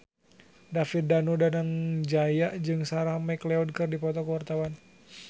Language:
Sundanese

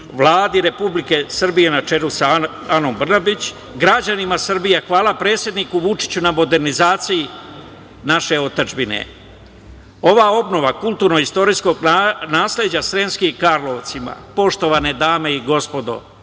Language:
Serbian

